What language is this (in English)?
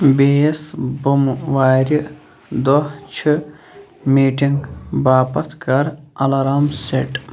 Kashmiri